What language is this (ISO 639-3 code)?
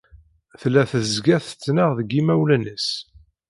kab